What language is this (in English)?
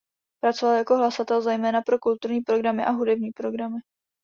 Czech